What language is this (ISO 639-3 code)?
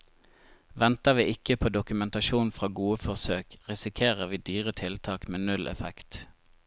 nor